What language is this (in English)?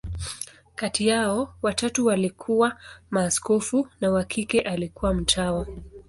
Swahili